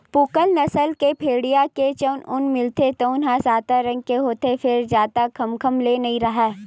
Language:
Chhattisgarhi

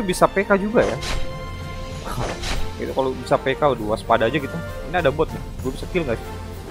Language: Indonesian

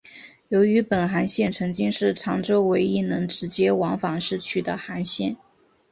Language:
Chinese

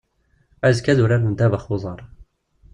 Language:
Kabyle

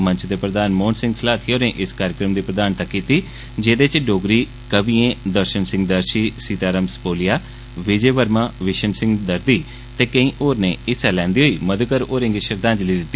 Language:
Dogri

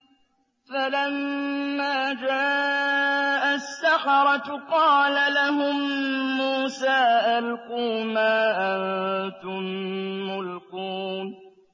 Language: Arabic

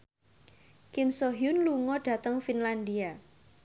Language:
Javanese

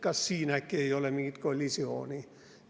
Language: Estonian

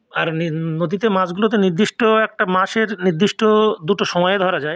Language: Bangla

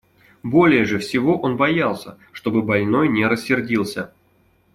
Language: Russian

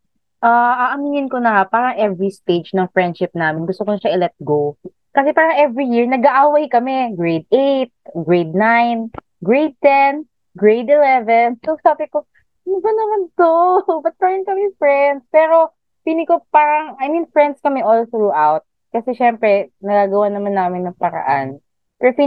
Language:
Filipino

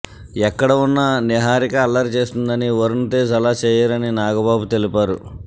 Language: Telugu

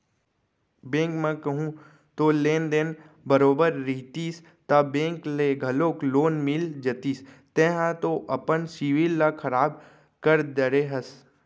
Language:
Chhattisgarhi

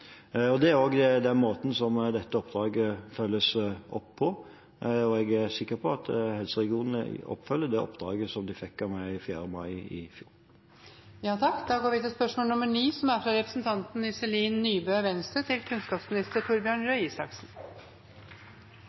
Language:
Norwegian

